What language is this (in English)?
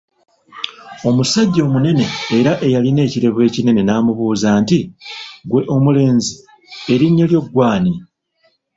Ganda